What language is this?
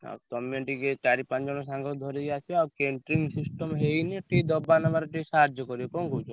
Odia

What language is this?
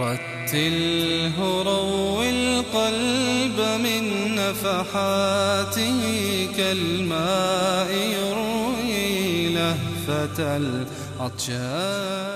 Arabic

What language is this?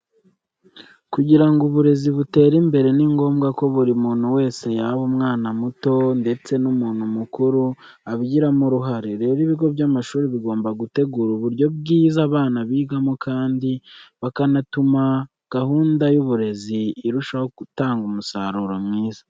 Kinyarwanda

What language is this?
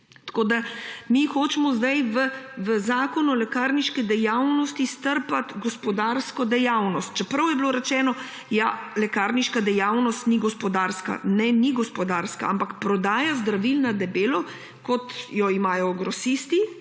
Slovenian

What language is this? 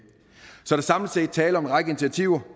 Danish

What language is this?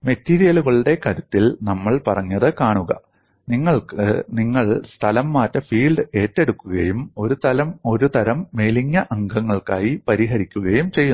Malayalam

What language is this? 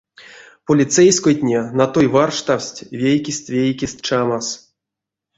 Erzya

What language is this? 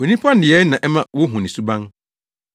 Akan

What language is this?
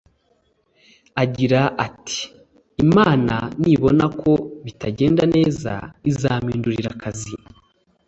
Kinyarwanda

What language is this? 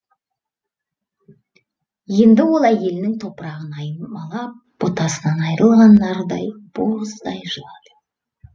Kazakh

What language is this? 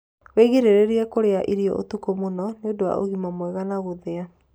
Kikuyu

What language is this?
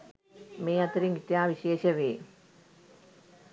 Sinhala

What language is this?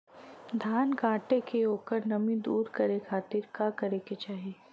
Bhojpuri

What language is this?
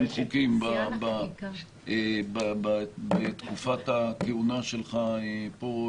Hebrew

